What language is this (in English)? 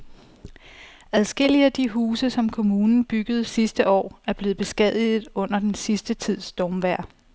Danish